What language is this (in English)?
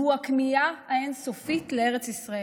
Hebrew